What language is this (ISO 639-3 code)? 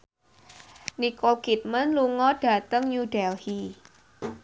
jav